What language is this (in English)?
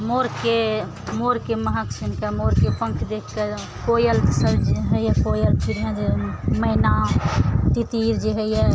Maithili